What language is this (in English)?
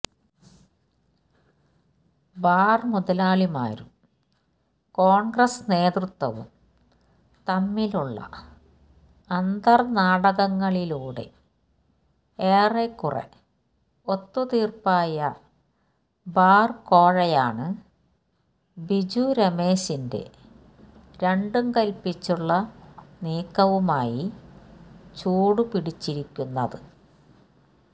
Malayalam